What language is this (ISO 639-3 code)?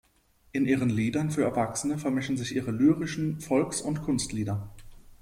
deu